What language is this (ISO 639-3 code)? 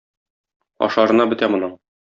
tat